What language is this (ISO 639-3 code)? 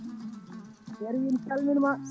ful